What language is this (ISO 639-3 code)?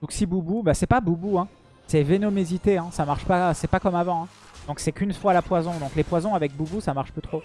fra